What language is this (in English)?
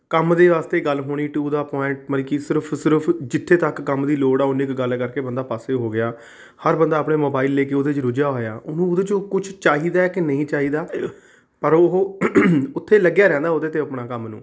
Punjabi